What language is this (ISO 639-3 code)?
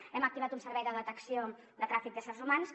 cat